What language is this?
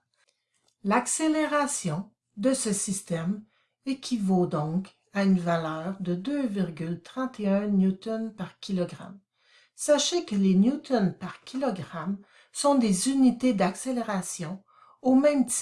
French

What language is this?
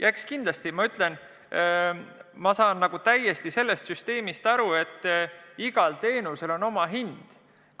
Estonian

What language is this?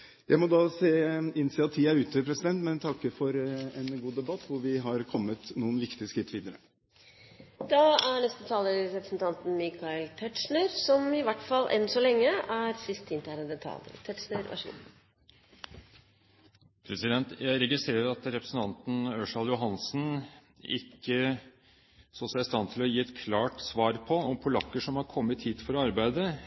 Norwegian Bokmål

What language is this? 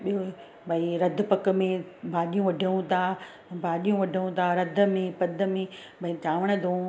Sindhi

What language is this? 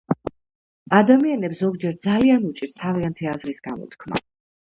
Georgian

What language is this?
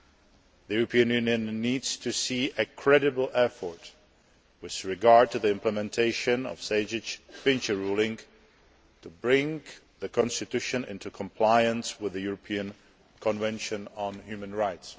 English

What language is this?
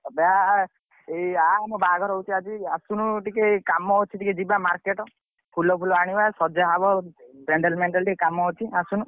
Odia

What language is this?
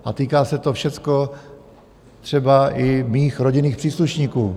Czech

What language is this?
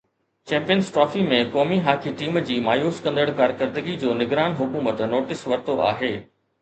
Sindhi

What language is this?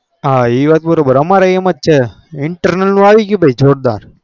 Gujarati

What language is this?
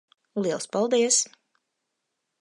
Latvian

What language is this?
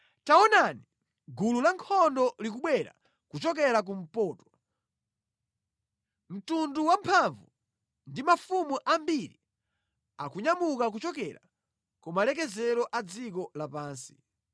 Nyanja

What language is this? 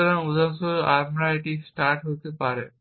Bangla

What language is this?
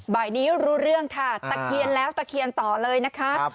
Thai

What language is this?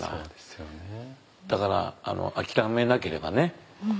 Japanese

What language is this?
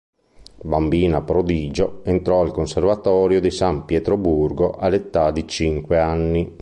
Italian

